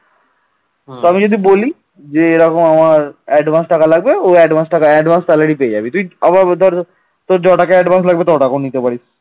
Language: Bangla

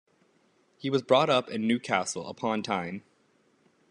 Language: English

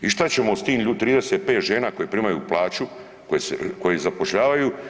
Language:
Croatian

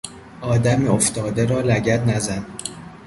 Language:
Persian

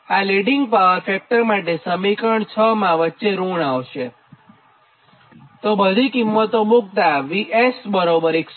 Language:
Gujarati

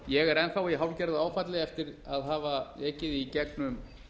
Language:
Icelandic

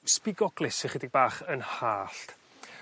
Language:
Welsh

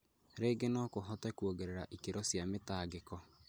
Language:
Kikuyu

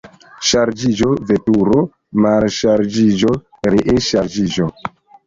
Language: Esperanto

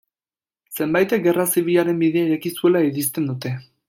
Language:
Basque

